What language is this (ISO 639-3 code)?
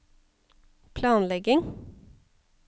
nor